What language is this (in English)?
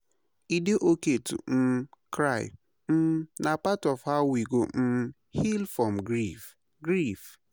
Nigerian Pidgin